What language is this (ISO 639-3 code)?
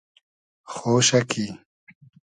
haz